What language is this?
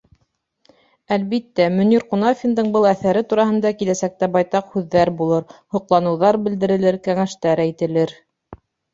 Bashkir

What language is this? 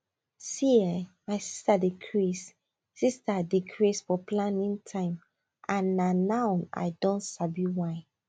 Nigerian Pidgin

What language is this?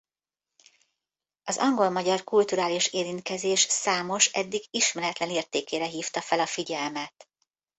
Hungarian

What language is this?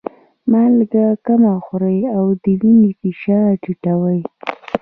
Pashto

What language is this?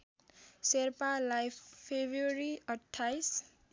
Nepali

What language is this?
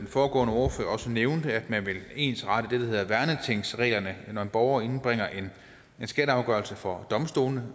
Danish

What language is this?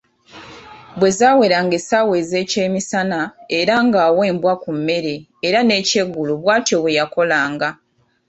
Ganda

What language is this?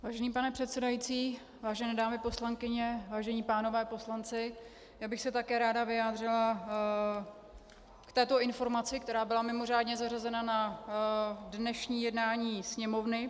Czech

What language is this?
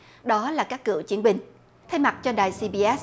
Vietnamese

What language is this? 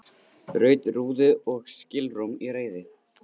Icelandic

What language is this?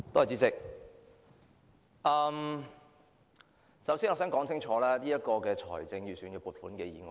Cantonese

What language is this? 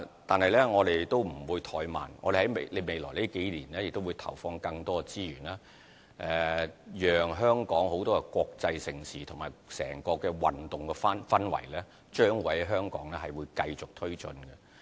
Cantonese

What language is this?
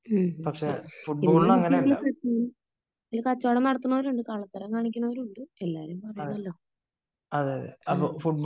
Malayalam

